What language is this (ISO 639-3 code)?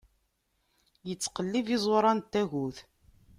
kab